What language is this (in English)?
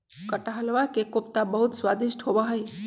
Magahi